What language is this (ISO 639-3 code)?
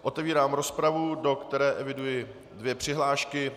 ces